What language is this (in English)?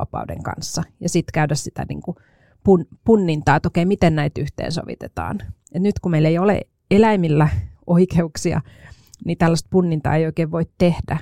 Finnish